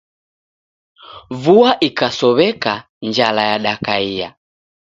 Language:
Taita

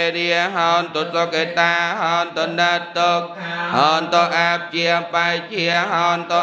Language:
Indonesian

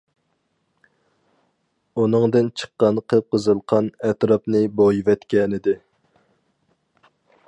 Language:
Uyghur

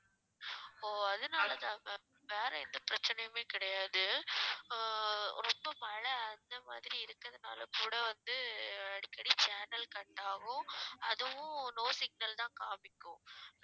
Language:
Tamil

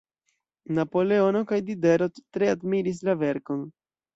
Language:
Esperanto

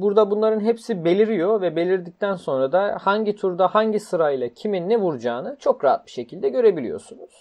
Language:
Turkish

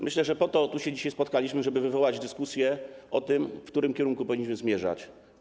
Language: Polish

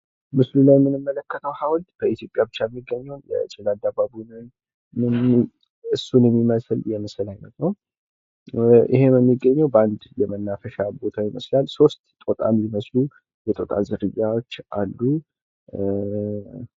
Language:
Amharic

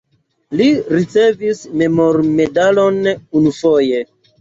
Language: Esperanto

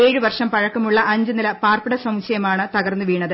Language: Malayalam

